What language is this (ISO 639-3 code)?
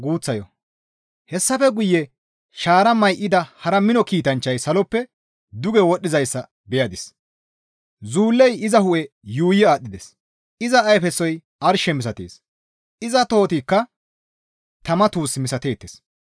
gmv